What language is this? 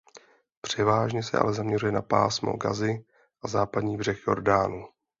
Czech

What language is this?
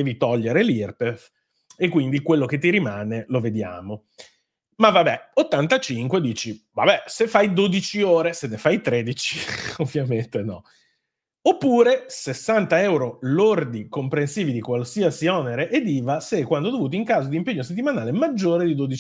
Italian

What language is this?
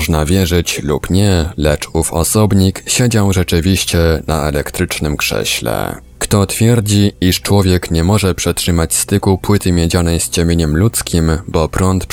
Polish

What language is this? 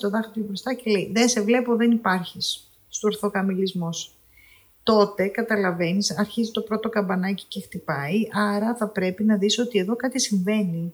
Greek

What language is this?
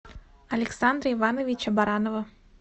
Russian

